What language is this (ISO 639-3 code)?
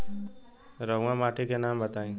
bho